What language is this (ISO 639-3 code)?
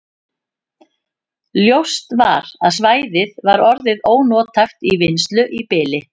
isl